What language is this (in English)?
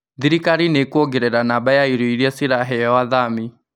Kikuyu